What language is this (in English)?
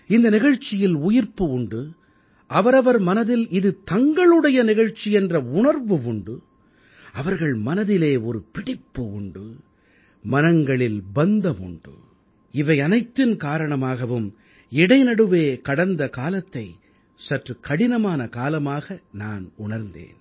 Tamil